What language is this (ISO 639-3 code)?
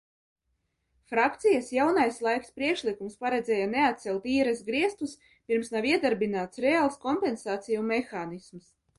lav